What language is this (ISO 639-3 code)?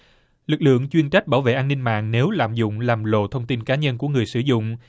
vie